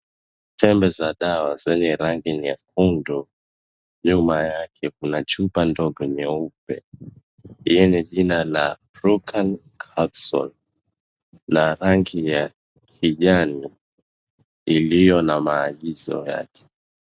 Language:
Swahili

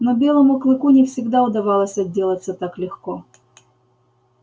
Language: Russian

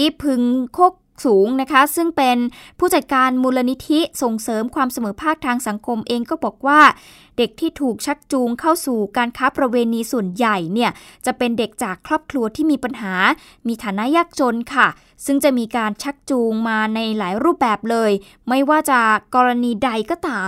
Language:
Thai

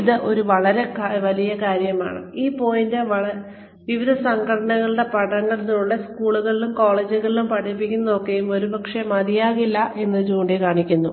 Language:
Malayalam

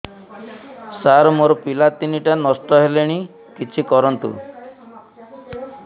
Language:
Odia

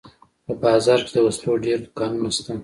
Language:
Pashto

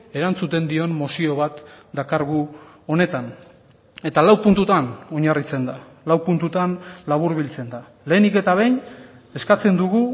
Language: Basque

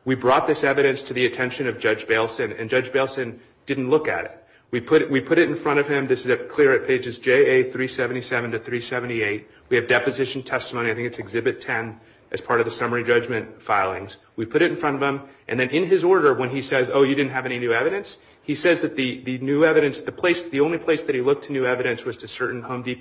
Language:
English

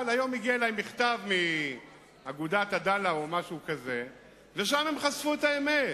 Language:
Hebrew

